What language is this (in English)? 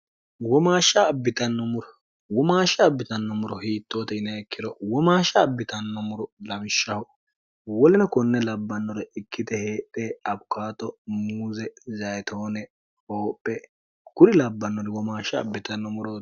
Sidamo